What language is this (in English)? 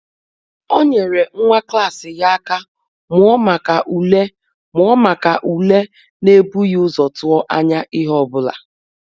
Igbo